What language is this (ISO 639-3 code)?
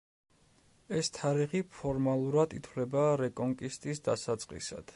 kat